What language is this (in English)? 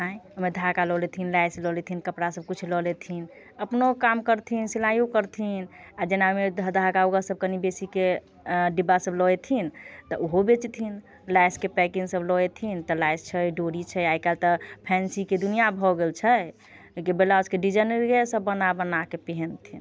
Maithili